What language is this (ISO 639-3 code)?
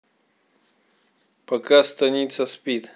rus